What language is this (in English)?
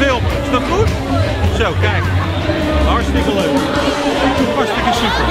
Dutch